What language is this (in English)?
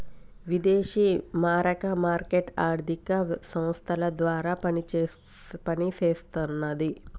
Telugu